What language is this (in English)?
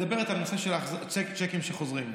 Hebrew